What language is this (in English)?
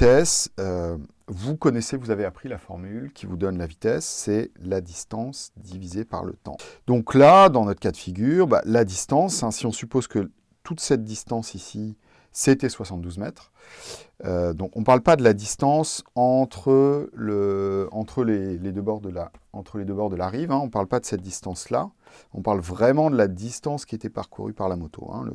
French